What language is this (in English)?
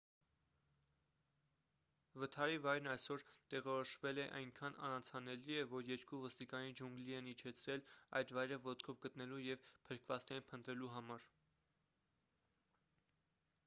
Armenian